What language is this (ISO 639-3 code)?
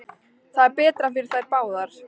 isl